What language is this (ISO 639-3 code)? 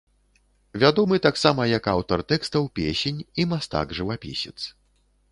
bel